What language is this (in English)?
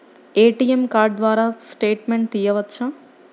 Telugu